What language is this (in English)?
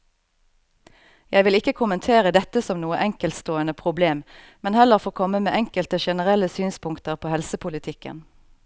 Norwegian